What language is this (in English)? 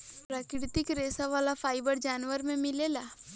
Bhojpuri